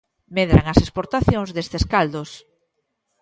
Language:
Galician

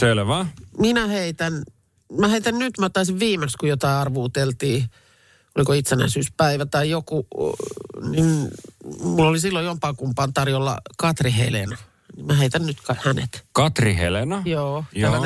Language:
Finnish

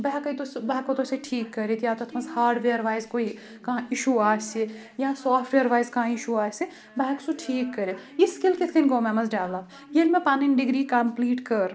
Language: Kashmiri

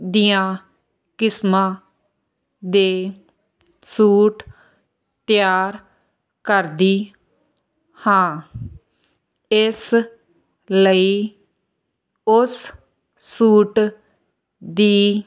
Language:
Punjabi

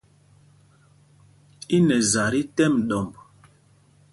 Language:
Mpumpong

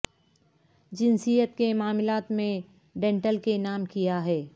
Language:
Urdu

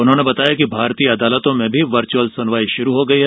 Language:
Hindi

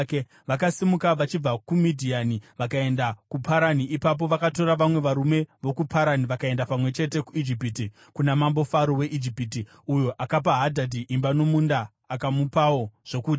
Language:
Shona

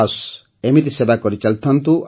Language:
Odia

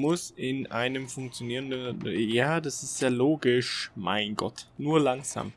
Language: German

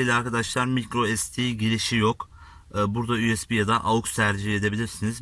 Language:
Turkish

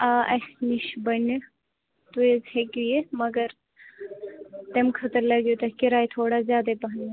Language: Kashmiri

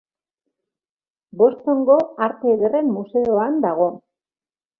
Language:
Basque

